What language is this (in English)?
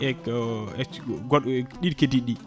Fula